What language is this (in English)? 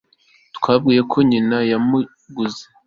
Kinyarwanda